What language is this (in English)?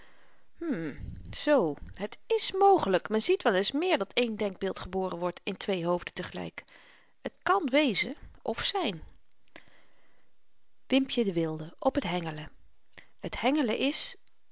Dutch